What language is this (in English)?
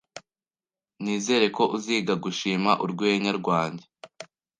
Kinyarwanda